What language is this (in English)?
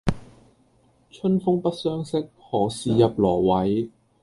Cantonese